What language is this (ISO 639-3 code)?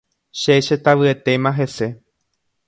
grn